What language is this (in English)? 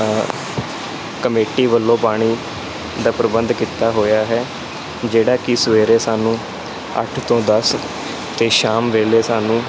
Punjabi